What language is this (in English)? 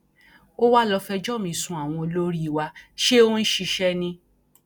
Yoruba